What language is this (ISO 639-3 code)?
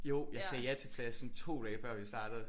dan